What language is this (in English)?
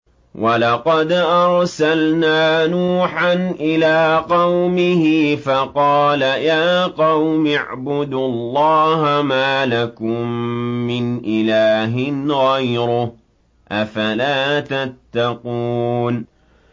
Arabic